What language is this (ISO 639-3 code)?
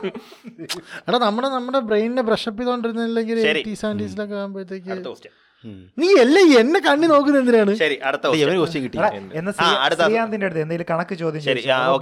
mal